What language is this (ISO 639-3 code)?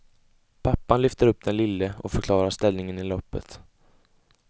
swe